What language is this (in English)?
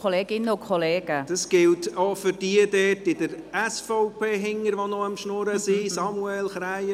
Swiss German